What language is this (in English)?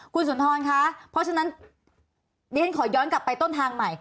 Thai